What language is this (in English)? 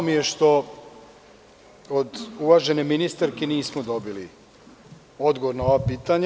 Serbian